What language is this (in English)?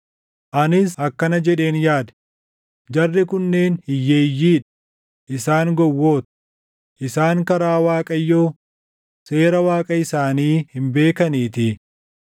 Oromo